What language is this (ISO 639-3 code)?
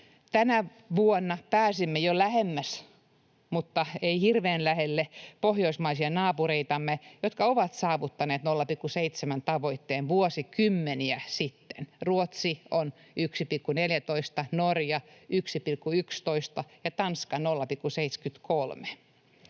fin